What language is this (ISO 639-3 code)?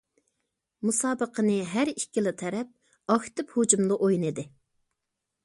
uig